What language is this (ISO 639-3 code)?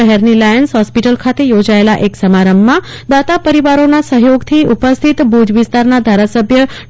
guj